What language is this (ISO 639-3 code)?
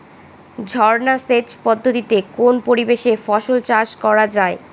ben